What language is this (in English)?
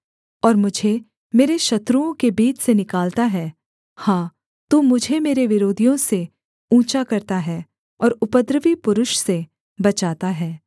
Hindi